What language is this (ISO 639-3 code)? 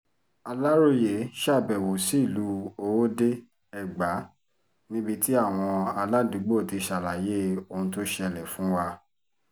yor